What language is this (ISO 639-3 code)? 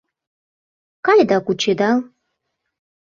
chm